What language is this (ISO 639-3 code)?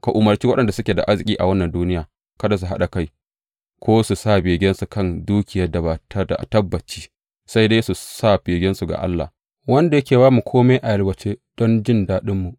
hau